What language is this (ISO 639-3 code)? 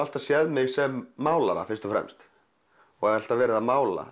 isl